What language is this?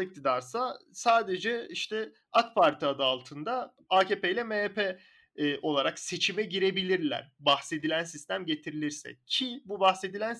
Turkish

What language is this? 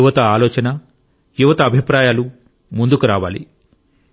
Telugu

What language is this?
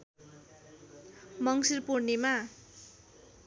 Nepali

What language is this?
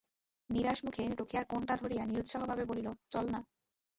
Bangla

